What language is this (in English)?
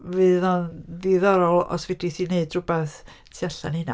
Welsh